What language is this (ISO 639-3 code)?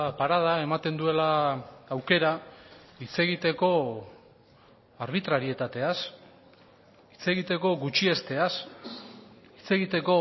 eus